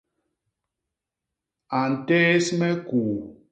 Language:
Basaa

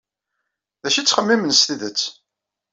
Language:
Kabyle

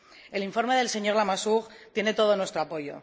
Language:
Spanish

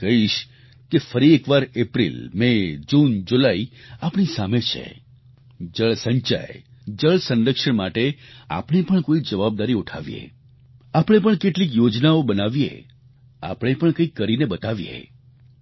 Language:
Gujarati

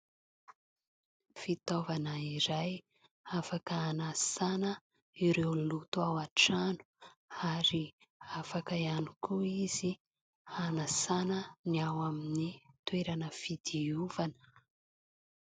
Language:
Malagasy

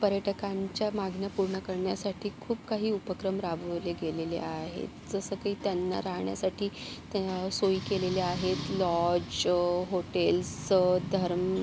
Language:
Marathi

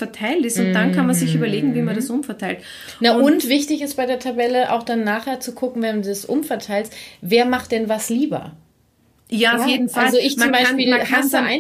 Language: German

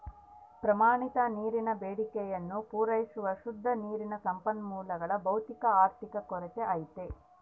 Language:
Kannada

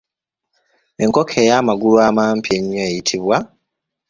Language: Ganda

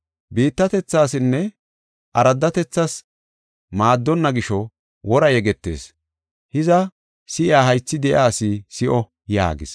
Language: Gofa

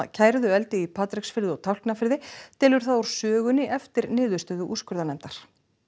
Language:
Icelandic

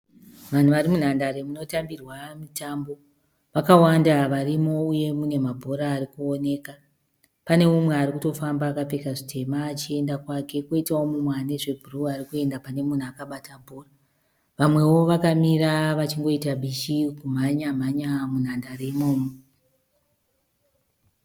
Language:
Shona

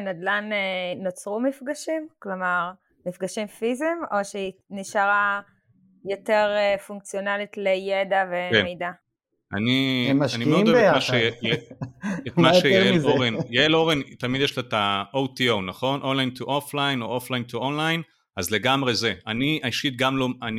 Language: Hebrew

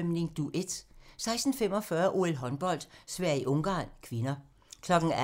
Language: Danish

